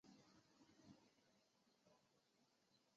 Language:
Chinese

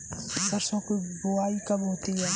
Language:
Hindi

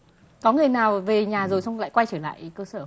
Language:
Vietnamese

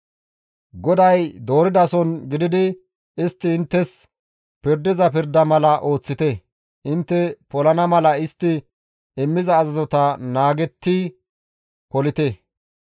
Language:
Gamo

